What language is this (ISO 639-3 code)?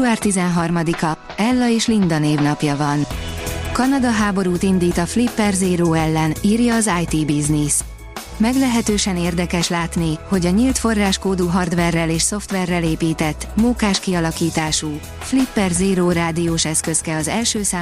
hun